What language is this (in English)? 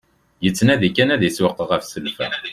Kabyle